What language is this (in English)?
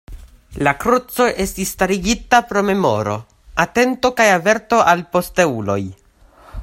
Esperanto